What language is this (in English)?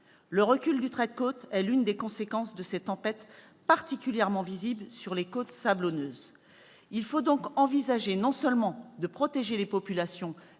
French